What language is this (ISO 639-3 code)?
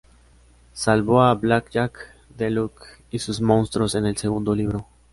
spa